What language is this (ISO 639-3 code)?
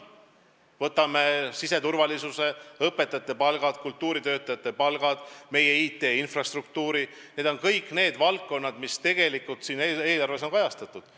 est